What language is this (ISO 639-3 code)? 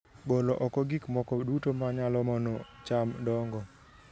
luo